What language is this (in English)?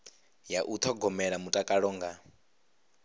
Venda